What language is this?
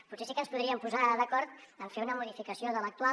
Catalan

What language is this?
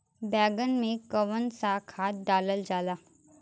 Bhojpuri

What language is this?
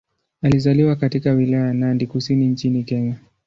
Swahili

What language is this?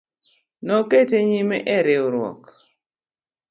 Luo (Kenya and Tanzania)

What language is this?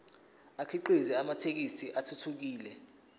Zulu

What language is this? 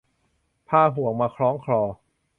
Thai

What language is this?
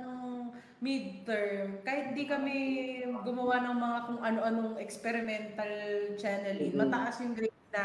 Filipino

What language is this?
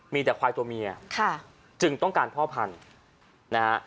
Thai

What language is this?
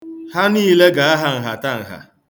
Igbo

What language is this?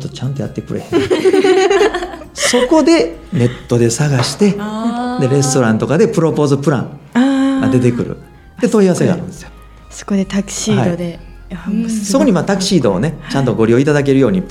Japanese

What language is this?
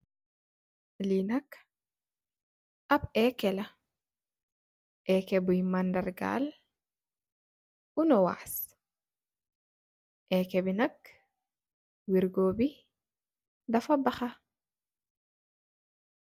Wolof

